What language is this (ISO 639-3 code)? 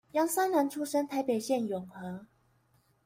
zho